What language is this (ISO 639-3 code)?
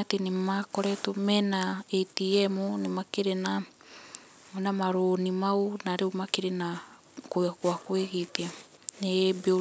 kik